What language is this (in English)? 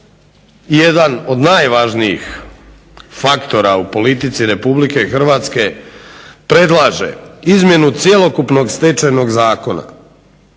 Croatian